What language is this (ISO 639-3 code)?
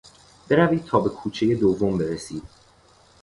fas